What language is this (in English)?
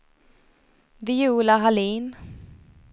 Swedish